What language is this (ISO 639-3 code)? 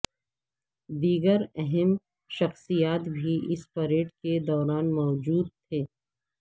urd